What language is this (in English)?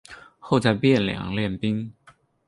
Chinese